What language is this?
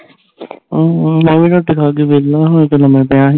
Punjabi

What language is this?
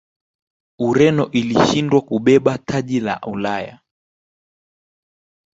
Swahili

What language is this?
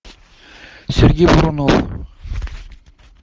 Russian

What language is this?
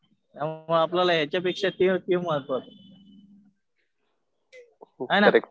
Marathi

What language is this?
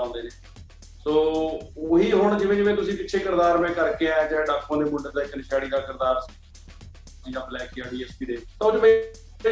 Punjabi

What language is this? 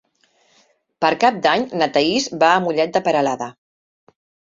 Catalan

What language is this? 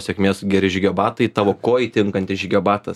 Lithuanian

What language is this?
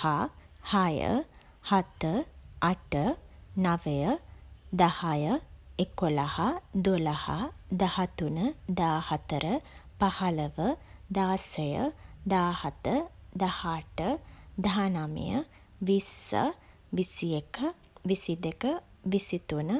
Sinhala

